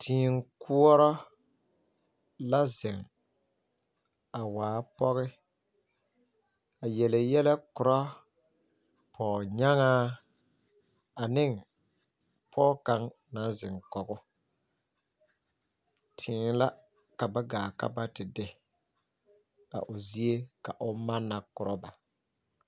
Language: Southern Dagaare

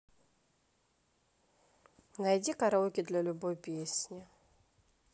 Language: Russian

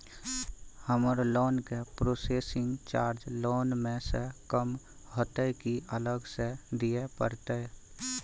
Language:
Maithili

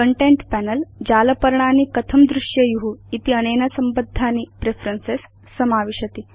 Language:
Sanskrit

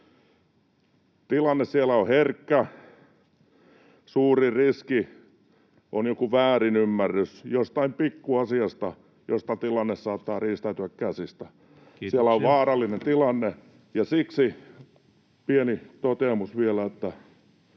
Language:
Finnish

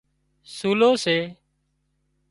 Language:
Wadiyara Koli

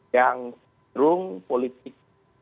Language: Indonesian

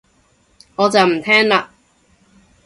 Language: Cantonese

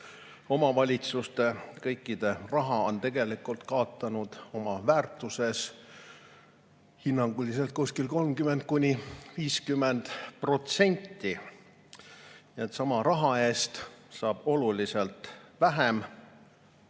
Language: Estonian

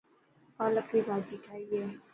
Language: Dhatki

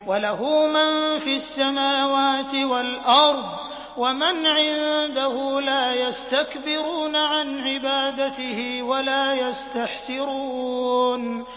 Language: Arabic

